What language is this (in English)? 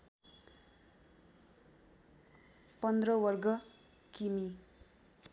Nepali